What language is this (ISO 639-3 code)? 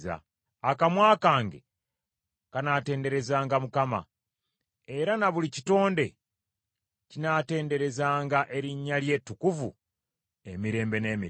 lug